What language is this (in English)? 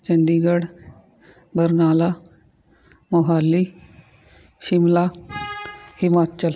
Punjabi